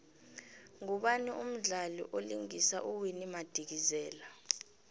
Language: South Ndebele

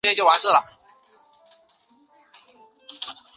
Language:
Chinese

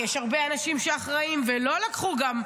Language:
Hebrew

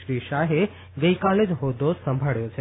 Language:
Gujarati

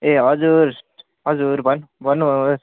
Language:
Nepali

